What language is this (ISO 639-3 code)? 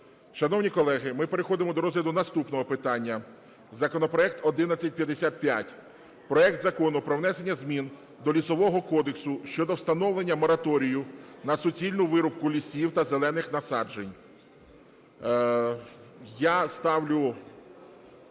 ukr